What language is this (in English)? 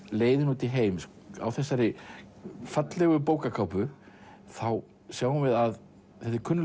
Icelandic